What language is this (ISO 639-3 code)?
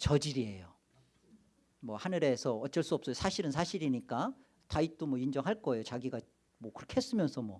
kor